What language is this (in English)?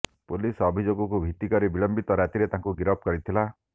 Odia